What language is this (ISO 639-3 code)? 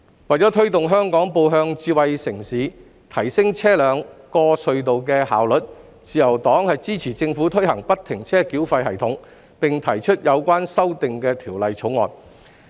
yue